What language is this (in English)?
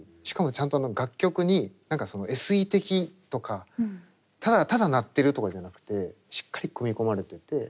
Japanese